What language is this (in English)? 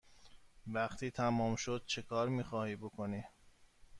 Persian